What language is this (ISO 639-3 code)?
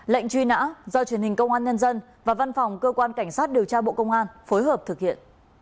vie